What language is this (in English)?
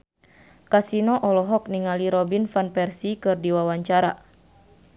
Sundanese